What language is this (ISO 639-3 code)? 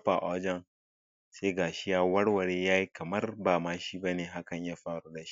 hau